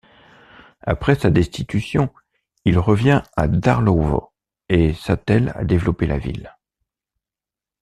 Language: French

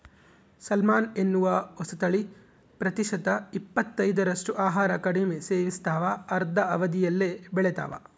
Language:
Kannada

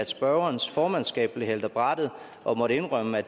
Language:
Danish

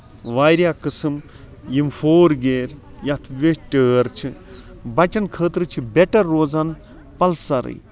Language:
Kashmiri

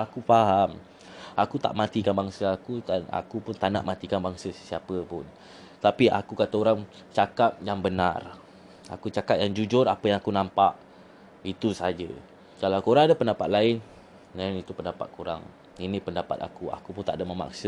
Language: Malay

